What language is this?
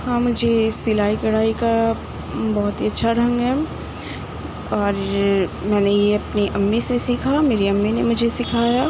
Urdu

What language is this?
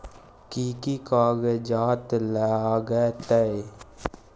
Maithili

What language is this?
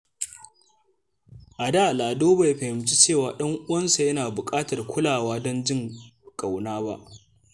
Hausa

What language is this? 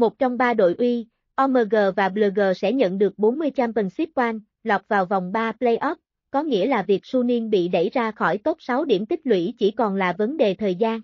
Vietnamese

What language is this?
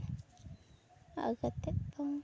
Santali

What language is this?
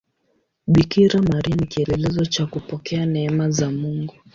Swahili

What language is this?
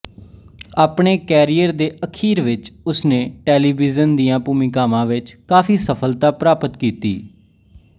Punjabi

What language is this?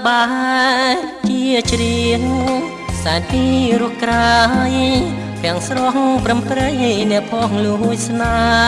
Thai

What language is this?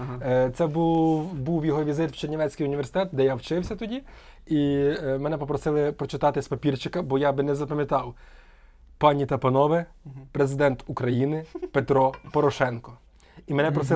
Ukrainian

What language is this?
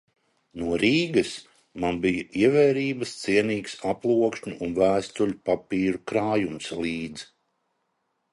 Latvian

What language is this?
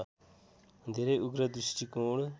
Nepali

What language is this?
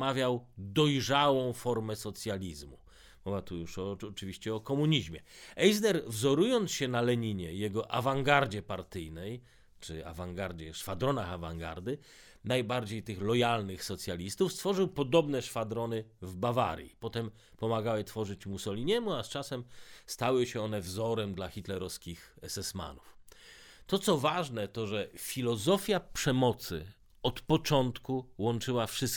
Polish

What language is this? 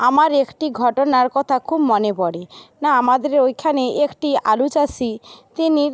Bangla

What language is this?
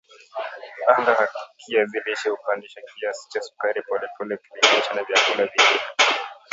Swahili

